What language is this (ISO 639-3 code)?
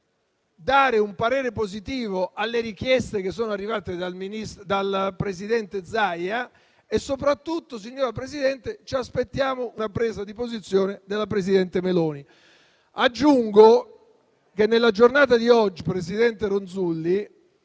ita